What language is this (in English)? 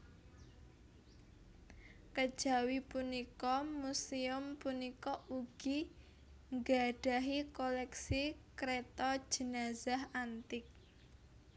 Javanese